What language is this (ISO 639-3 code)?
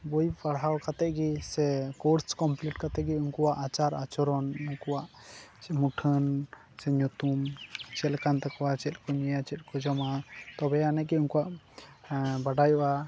sat